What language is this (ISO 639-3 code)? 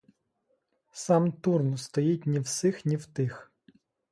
ukr